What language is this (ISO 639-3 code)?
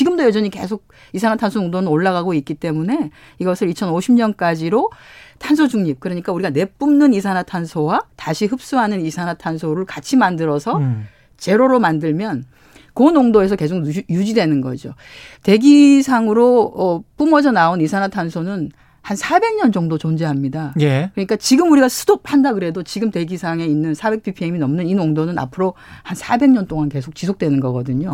kor